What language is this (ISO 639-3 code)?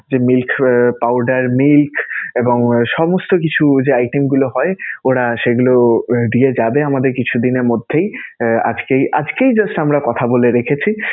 ben